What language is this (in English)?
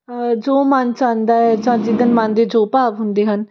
Punjabi